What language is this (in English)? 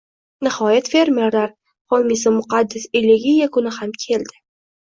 Uzbek